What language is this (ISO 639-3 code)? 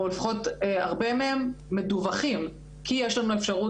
heb